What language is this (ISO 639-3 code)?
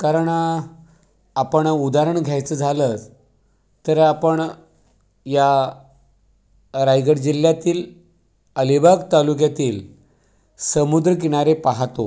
mar